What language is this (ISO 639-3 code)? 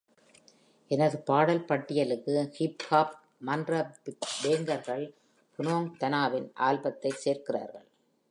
tam